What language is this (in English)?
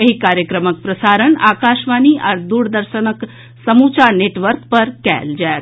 Maithili